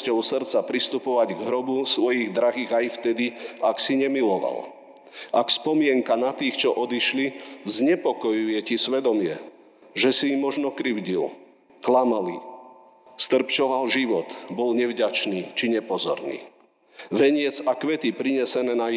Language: Slovak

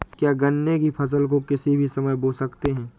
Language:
Hindi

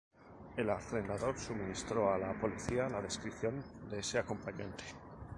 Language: Spanish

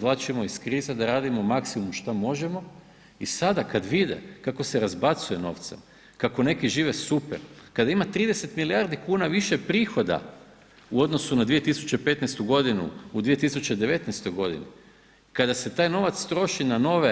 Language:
Croatian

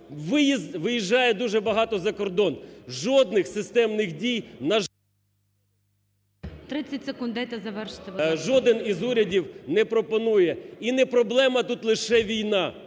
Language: Ukrainian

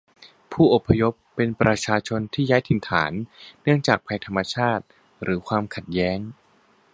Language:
Thai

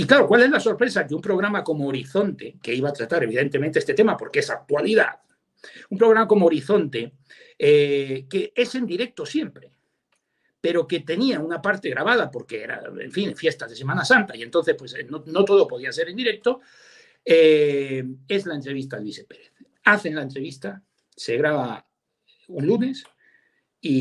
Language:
Spanish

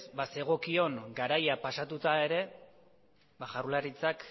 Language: Basque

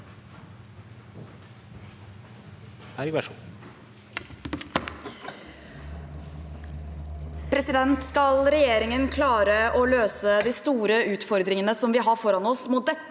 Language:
Norwegian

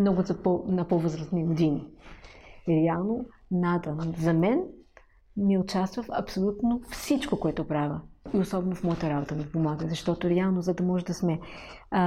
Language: Bulgarian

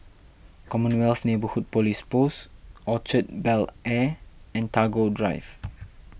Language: English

